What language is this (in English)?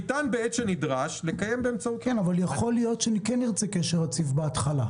Hebrew